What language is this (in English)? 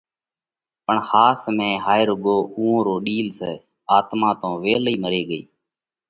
Parkari Koli